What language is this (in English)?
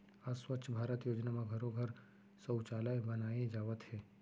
Chhattisgarhi